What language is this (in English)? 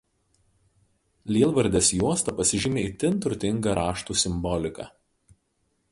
Lithuanian